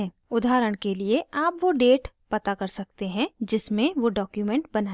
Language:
Hindi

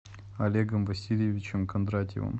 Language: Russian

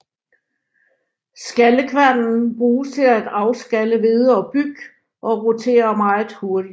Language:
Danish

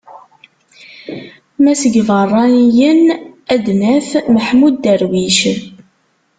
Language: Kabyle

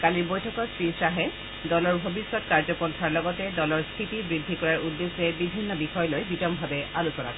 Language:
Assamese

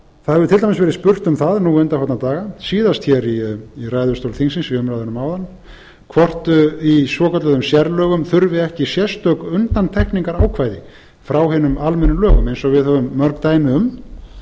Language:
Icelandic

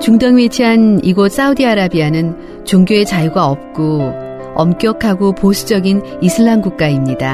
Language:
Korean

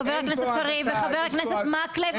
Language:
Hebrew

